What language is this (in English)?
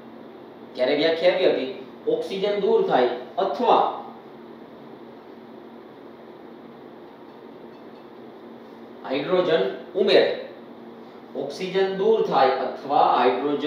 Hindi